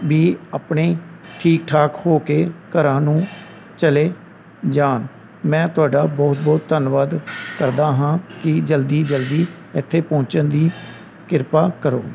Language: Punjabi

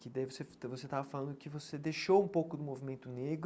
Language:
Portuguese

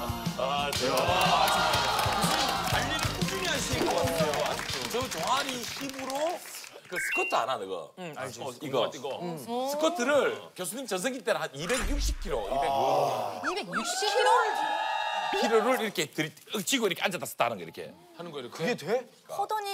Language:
Korean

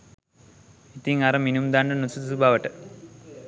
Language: Sinhala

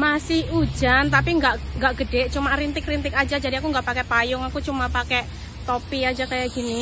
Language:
Indonesian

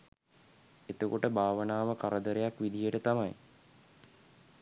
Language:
Sinhala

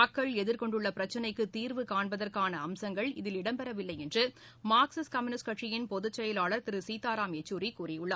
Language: Tamil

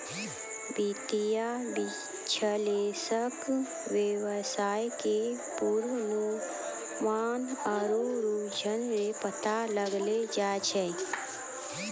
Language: Maithili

